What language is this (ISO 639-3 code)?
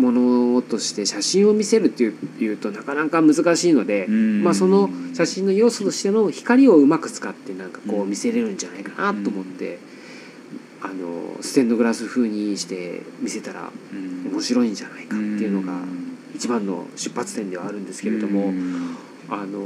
jpn